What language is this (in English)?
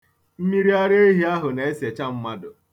Igbo